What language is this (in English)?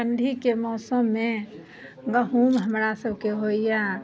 Maithili